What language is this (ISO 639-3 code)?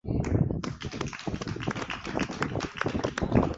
swa